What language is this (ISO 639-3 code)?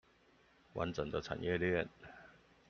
zho